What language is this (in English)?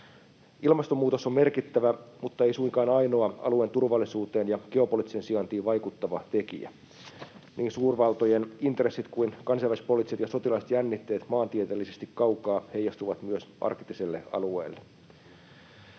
Finnish